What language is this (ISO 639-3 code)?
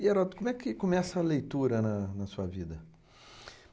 por